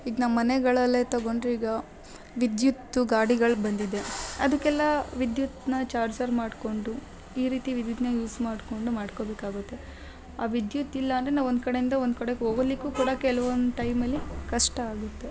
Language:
Kannada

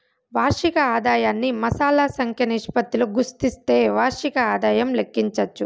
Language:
Telugu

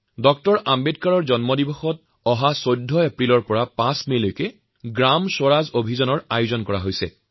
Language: Assamese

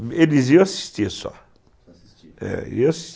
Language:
Portuguese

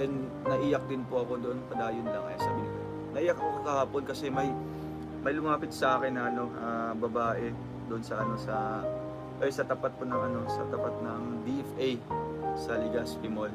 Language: Filipino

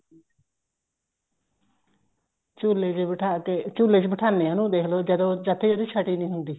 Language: Punjabi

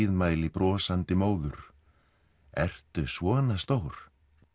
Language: Icelandic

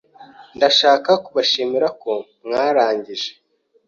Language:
Kinyarwanda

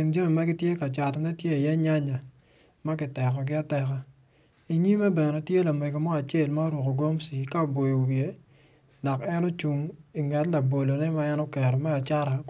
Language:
Acoli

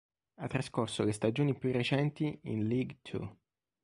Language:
Italian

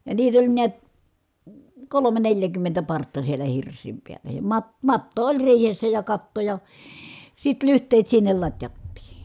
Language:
Finnish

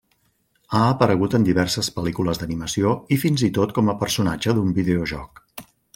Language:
Catalan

